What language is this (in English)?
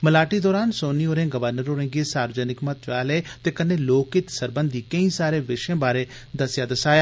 Dogri